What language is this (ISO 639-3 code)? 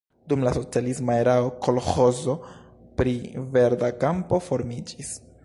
epo